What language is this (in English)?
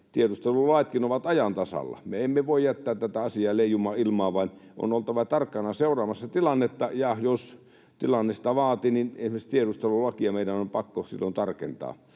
Finnish